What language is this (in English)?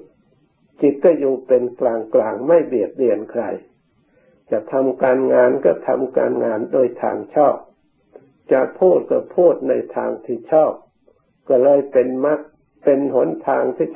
Thai